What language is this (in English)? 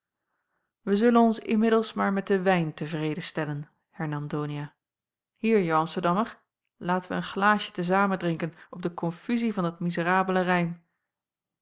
Dutch